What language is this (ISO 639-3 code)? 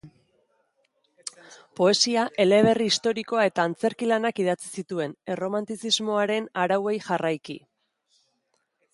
eus